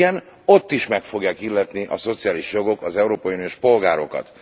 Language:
Hungarian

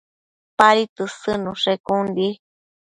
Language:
Matsés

